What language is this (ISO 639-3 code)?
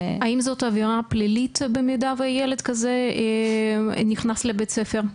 heb